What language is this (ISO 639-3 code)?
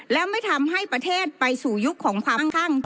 tha